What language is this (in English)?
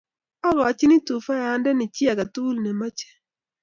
Kalenjin